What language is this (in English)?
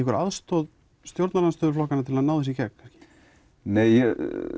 Icelandic